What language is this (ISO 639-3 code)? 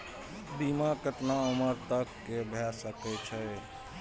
mai